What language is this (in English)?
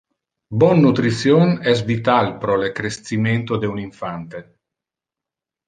Interlingua